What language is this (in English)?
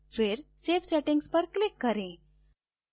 Hindi